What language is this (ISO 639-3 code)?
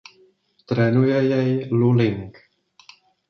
ces